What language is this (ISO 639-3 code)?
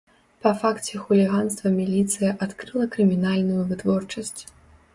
bel